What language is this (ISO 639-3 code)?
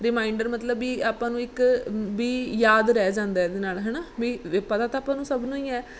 pan